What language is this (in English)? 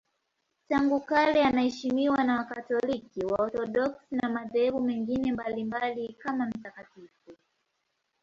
Swahili